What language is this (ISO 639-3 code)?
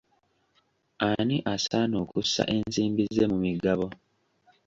lug